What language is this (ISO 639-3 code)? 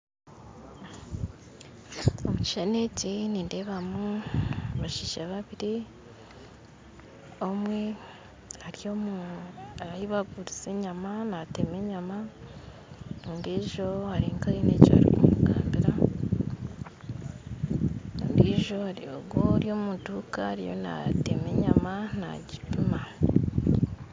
nyn